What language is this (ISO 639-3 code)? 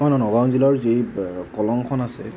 asm